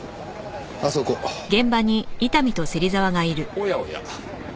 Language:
Japanese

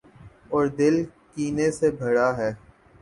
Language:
Urdu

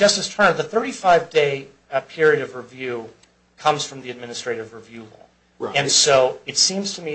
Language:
English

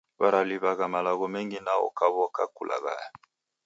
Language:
Taita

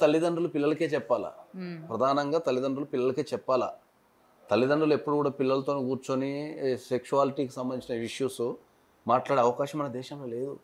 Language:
Telugu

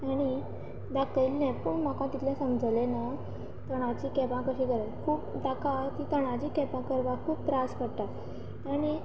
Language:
Konkani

